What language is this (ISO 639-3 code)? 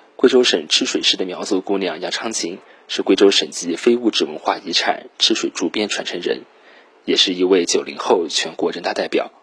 zho